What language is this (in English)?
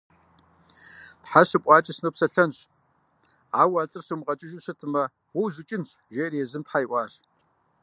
Kabardian